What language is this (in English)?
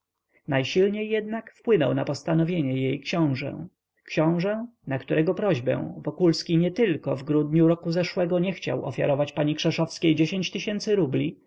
Polish